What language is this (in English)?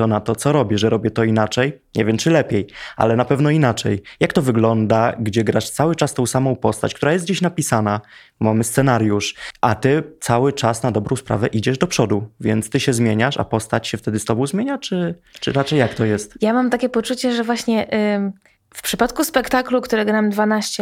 Polish